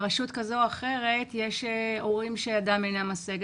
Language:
Hebrew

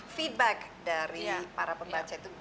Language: Indonesian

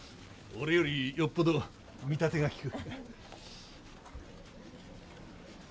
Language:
Japanese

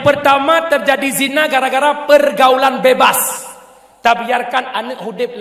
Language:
Malay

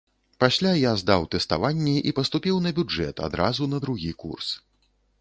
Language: Belarusian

